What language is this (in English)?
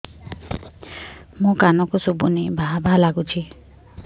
Odia